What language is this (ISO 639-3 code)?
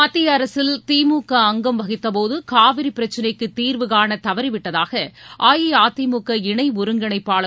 tam